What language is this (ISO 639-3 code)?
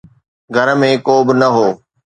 snd